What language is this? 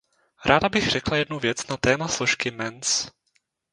Czech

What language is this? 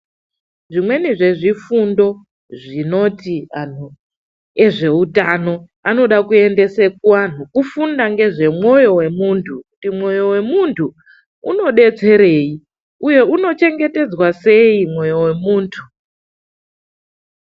Ndau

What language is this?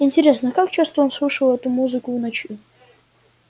Russian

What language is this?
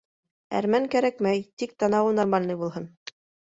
Bashkir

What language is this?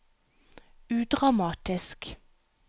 Norwegian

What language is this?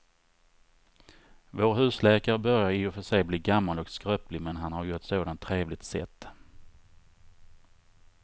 Swedish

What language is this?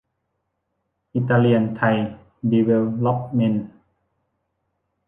Thai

